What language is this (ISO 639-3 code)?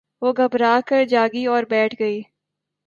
urd